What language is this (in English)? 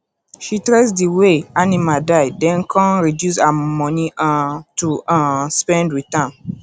Nigerian Pidgin